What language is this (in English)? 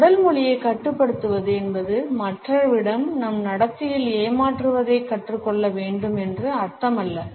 Tamil